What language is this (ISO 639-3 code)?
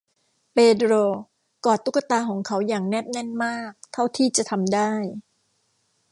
tha